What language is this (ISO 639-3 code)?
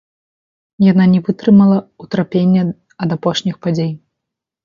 bel